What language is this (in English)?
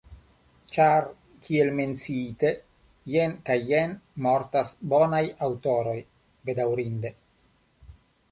Esperanto